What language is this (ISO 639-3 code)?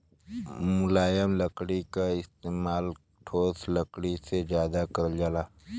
bho